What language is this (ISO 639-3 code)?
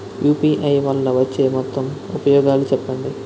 tel